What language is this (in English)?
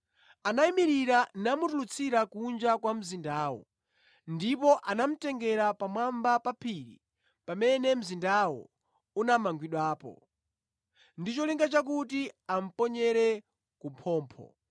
Nyanja